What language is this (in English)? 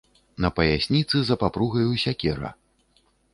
Belarusian